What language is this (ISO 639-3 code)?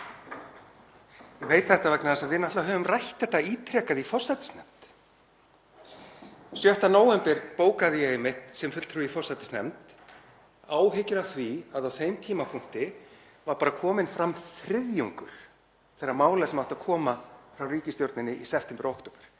isl